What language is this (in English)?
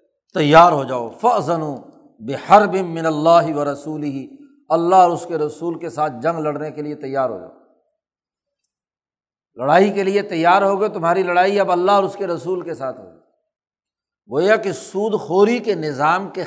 Urdu